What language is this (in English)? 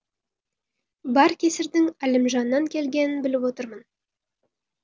Kazakh